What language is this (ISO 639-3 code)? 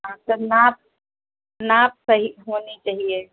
hin